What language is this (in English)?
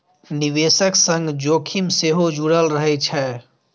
Maithili